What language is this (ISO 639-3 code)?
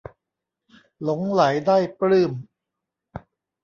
tha